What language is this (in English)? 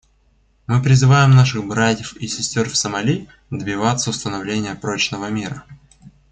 Russian